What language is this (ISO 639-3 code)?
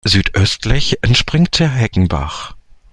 deu